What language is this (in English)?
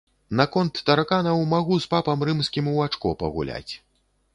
Belarusian